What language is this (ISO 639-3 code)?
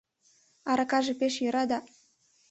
chm